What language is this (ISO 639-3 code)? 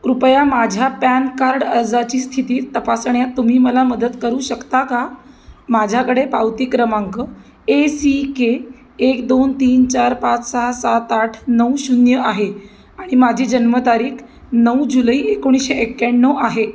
mar